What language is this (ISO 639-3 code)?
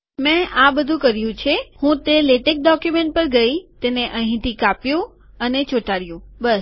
guj